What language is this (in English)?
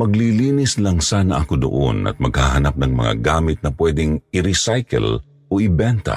Filipino